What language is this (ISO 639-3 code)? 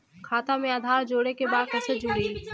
bho